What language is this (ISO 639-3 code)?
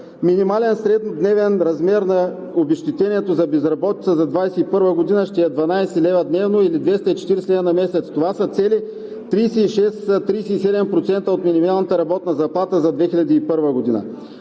bul